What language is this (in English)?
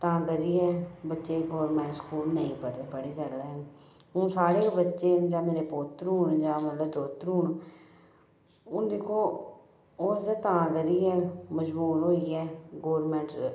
Dogri